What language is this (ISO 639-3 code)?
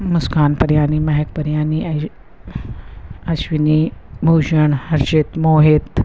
snd